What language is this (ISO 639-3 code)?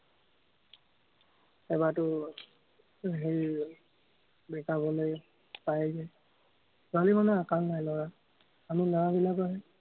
asm